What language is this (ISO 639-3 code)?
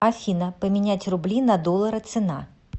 rus